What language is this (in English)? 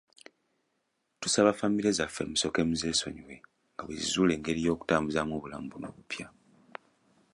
Ganda